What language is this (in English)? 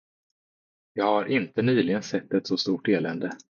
Swedish